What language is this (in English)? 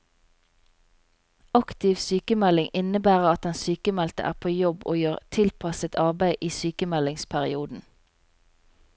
Norwegian